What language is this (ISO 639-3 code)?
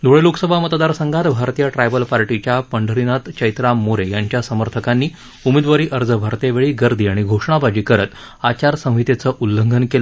mar